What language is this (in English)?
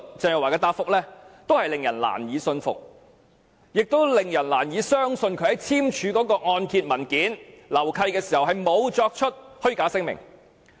Cantonese